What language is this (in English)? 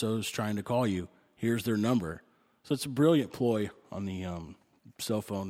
English